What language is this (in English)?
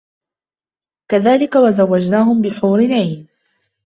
Arabic